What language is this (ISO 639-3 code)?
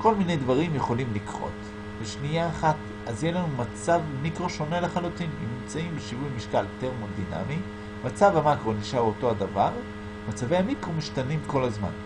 heb